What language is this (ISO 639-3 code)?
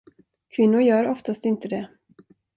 swe